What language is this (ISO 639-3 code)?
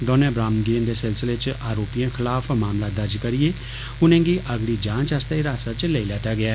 doi